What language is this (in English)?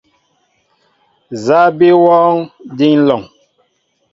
Mbo (Cameroon)